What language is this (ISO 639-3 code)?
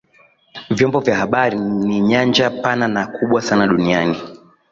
swa